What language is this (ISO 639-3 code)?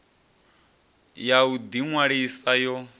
ven